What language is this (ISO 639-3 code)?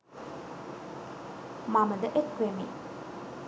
sin